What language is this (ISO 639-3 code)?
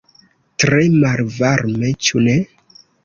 epo